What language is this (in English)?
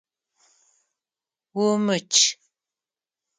Adyghe